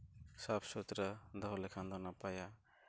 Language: Santali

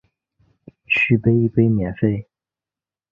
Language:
Chinese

